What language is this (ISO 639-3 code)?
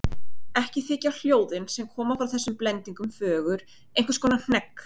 isl